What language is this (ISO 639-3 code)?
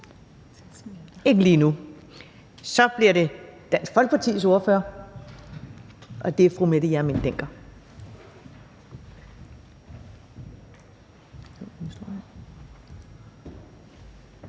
dan